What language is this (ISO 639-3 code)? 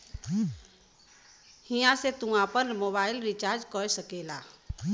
bho